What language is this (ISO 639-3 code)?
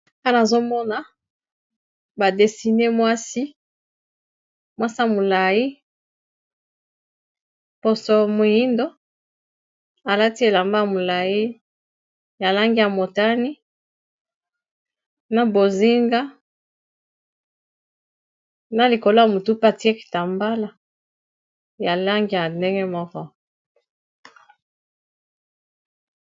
lin